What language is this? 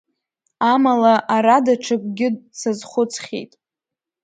Abkhazian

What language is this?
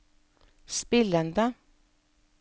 Norwegian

